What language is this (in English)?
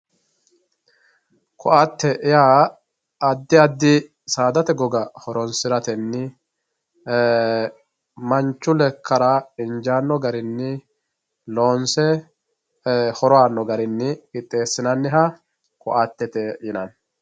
Sidamo